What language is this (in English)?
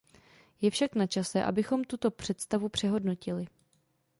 Czech